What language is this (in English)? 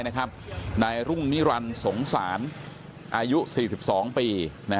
Thai